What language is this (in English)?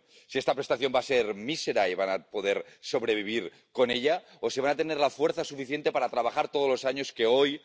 Polish